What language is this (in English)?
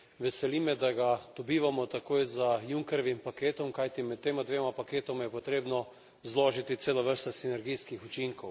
Slovenian